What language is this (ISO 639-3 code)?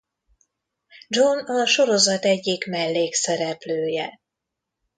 hun